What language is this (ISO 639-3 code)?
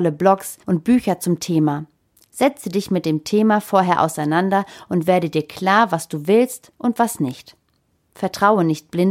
deu